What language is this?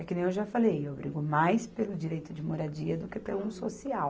Portuguese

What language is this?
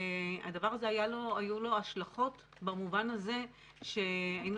Hebrew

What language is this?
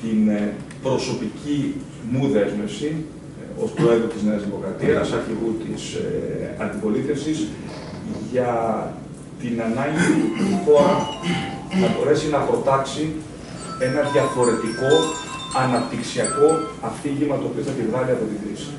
Greek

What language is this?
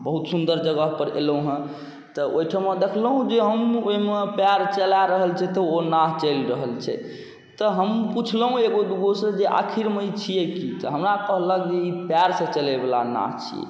Maithili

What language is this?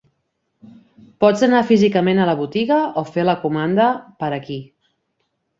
Catalan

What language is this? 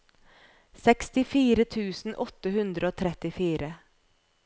Norwegian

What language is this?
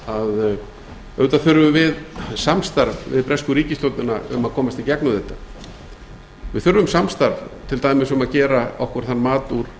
Icelandic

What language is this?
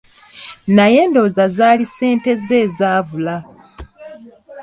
Ganda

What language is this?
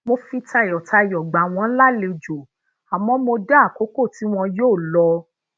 Yoruba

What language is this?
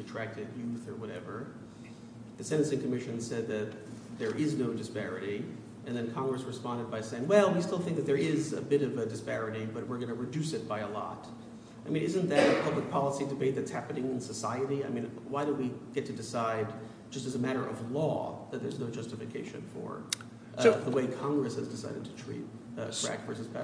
English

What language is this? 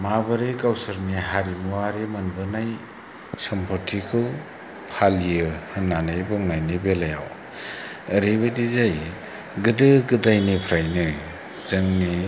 Bodo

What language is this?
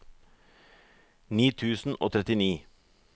Norwegian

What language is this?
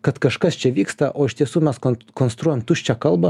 Lithuanian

